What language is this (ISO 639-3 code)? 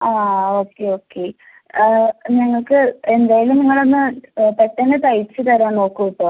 mal